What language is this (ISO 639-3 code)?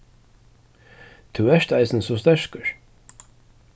fao